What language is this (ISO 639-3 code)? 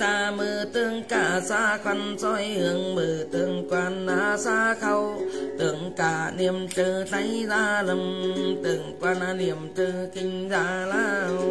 vie